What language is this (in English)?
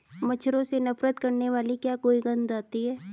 Hindi